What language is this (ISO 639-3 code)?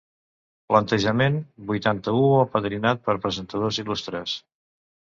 cat